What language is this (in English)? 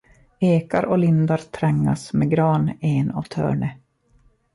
Swedish